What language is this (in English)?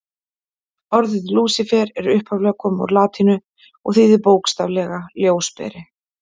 Icelandic